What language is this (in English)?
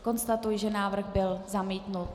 Czech